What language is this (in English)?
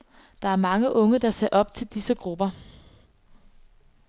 Danish